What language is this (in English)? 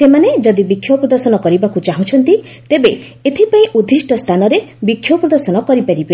Odia